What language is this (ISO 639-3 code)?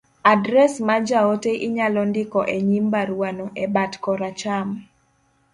luo